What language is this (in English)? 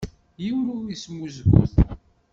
Kabyle